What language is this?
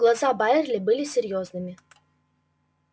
Russian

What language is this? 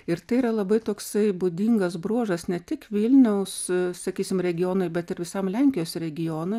Lithuanian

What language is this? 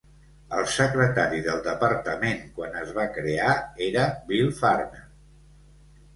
Catalan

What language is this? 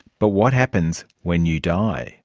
English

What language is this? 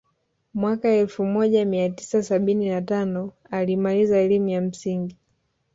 Swahili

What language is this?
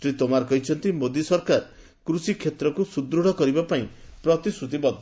Odia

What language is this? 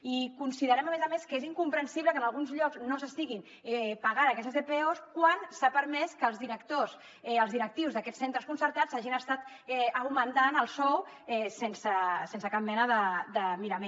Catalan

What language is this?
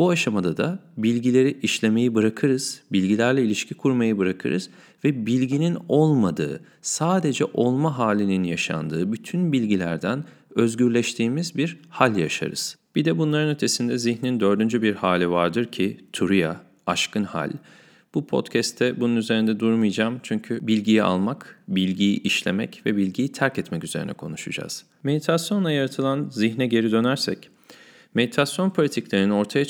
Turkish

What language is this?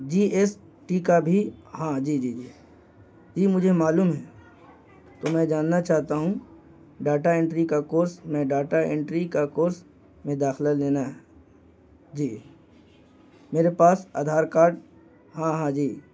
Urdu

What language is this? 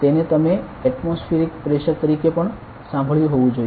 Gujarati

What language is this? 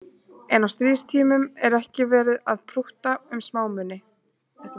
Icelandic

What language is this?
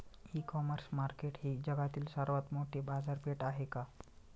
Marathi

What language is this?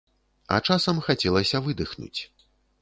Belarusian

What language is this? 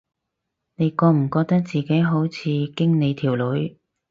Cantonese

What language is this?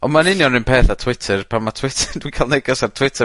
Welsh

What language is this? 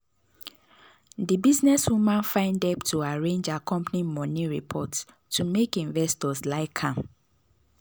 Nigerian Pidgin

